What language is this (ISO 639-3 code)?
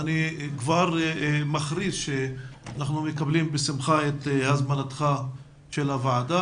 heb